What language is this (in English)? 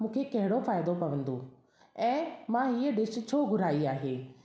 Sindhi